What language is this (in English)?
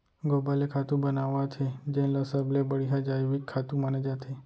Chhattisgarhi